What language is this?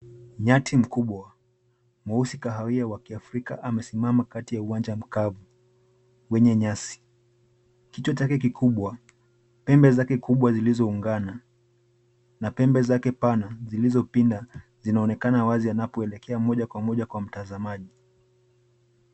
Swahili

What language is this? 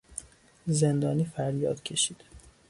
Persian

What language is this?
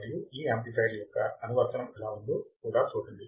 Telugu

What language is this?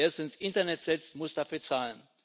German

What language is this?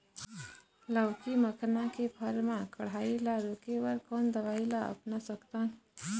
Chhattisgarhi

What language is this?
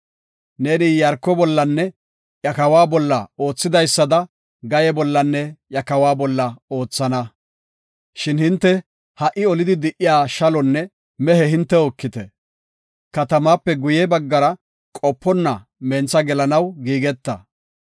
Gofa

